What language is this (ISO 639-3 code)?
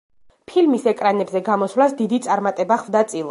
kat